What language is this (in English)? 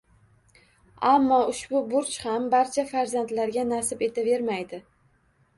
Uzbek